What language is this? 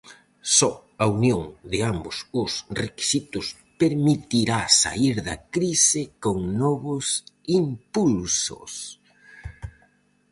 Galician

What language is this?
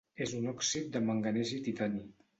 Catalan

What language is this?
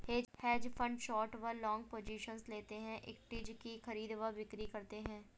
Hindi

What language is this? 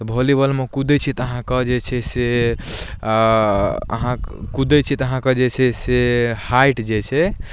Maithili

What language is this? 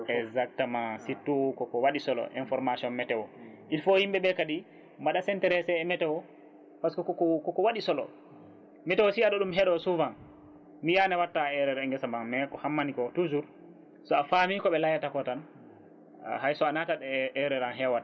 Fula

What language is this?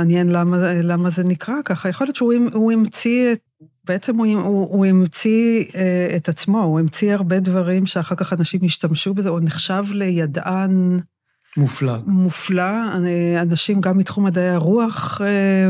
Hebrew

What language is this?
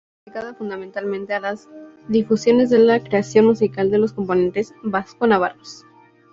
Spanish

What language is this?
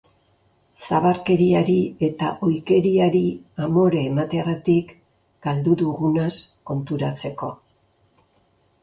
Basque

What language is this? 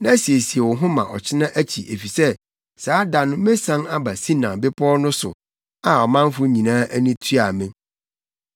Akan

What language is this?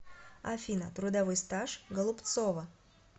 Russian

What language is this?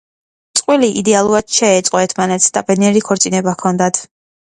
Georgian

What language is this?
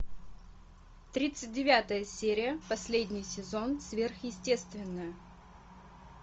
Russian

